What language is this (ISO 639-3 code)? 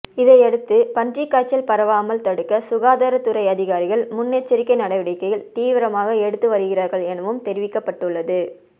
tam